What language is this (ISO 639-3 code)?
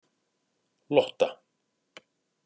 isl